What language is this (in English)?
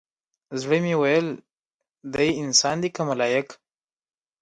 Pashto